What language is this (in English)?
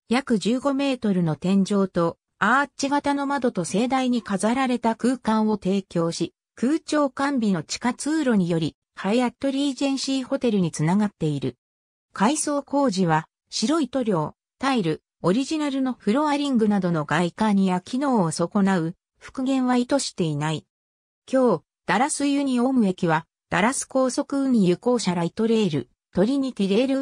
Japanese